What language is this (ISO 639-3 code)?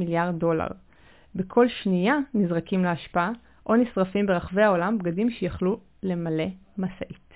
heb